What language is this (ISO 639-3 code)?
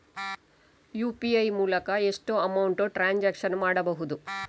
kan